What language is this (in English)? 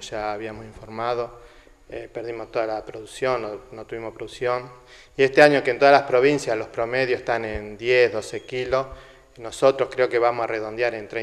Spanish